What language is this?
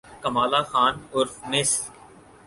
Urdu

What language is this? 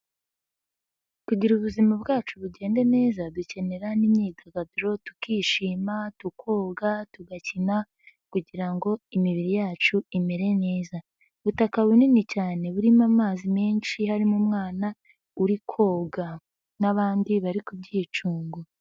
Kinyarwanda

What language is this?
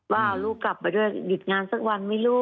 Thai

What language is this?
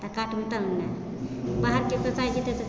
Maithili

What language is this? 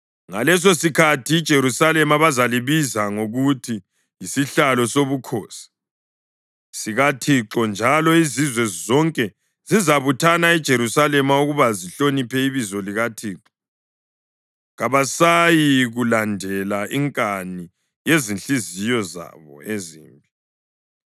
North Ndebele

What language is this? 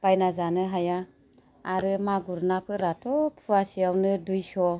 Bodo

